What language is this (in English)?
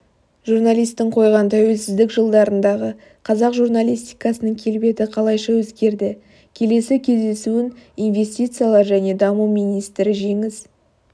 Kazakh